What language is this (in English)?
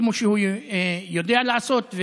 Hebrew